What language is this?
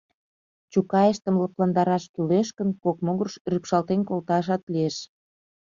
Mari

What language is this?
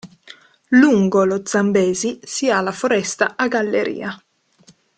Italian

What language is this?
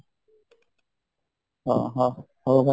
Odia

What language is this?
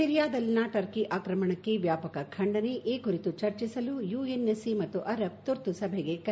Kannada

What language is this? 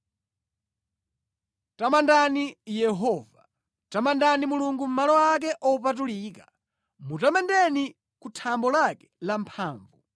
Nyanja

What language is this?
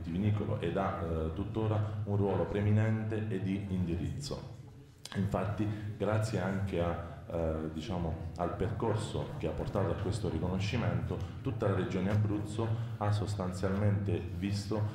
Italian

